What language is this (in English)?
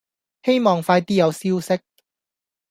Cantonese